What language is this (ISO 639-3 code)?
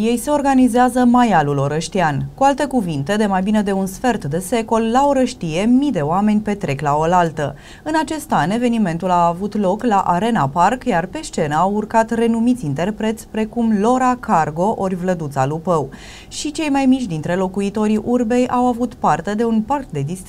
ron